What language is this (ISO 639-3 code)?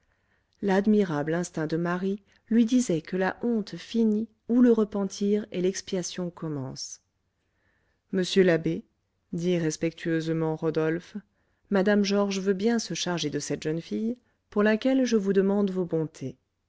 fra